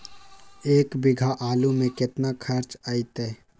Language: Magahi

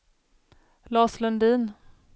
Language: Swedish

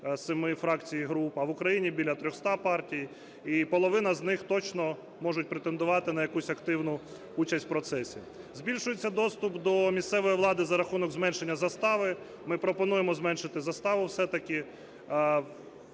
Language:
Ukrainian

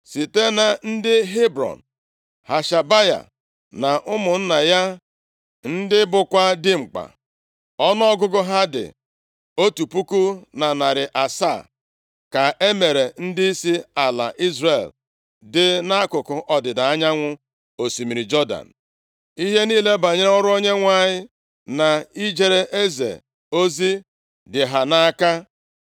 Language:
Igbo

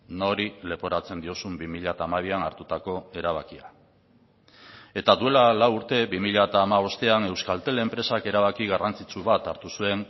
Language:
Basque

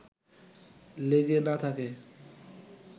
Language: Bangla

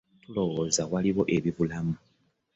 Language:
Ganda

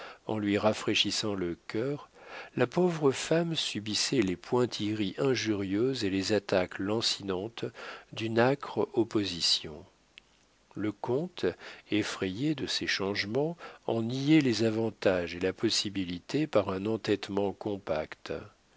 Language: French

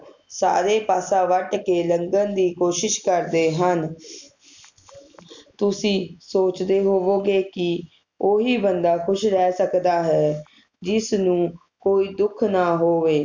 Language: Punjabi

